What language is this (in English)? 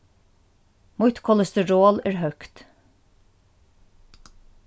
Faroese